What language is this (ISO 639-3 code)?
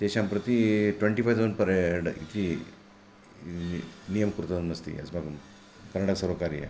san